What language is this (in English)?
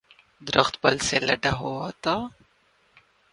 Urdu